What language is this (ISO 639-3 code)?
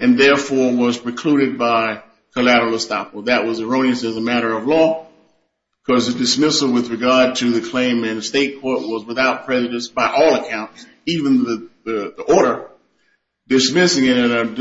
eng